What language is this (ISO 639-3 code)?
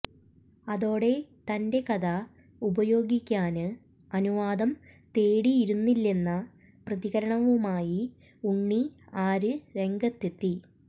mal